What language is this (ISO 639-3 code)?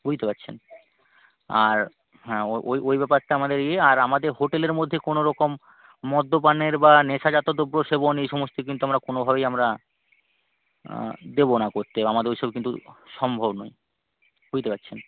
ben